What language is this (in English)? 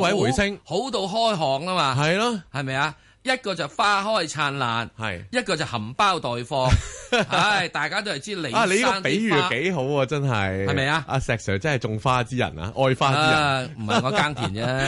Chinese